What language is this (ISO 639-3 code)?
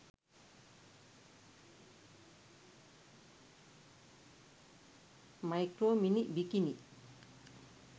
sin